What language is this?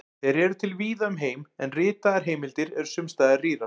Icelandic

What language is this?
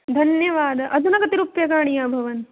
Sanskrit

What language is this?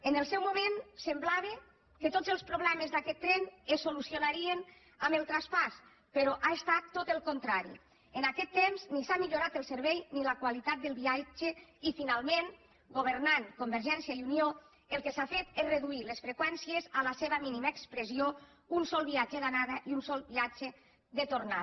Catalan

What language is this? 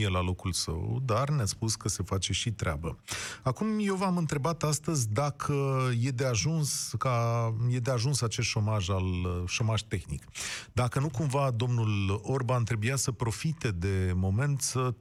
Romanian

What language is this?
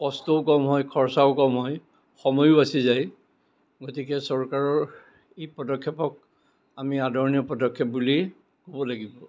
Assamese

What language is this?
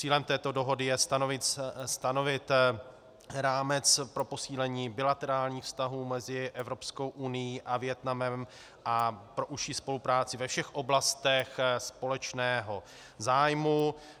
Czech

